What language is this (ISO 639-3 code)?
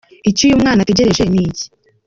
kin